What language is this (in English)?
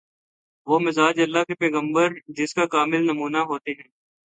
Urdu